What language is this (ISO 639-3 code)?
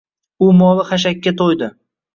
uzb